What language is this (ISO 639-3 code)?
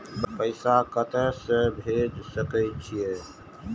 mai